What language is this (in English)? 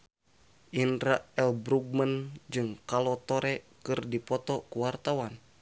Sundanese